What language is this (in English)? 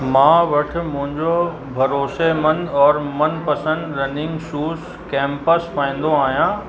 Sindhi